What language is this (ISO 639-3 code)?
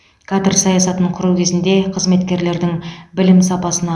kaz